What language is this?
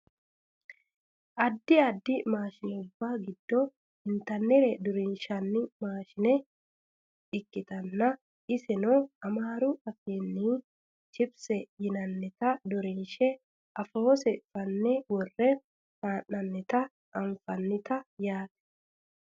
Sidamo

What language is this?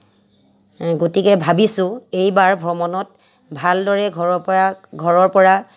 Assamese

